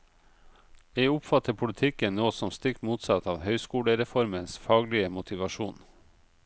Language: Norwegian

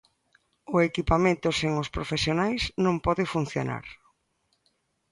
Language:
Galician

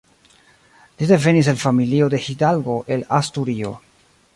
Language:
Esperanto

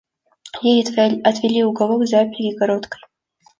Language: Russian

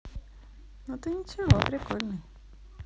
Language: Russian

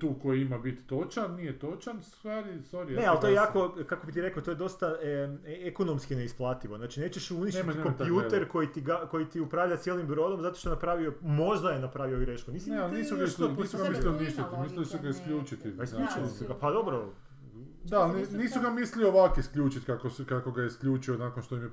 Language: Croatian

